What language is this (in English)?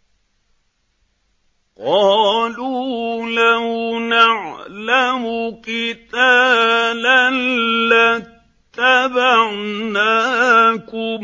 Arabic